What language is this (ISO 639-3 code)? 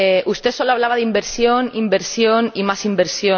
spa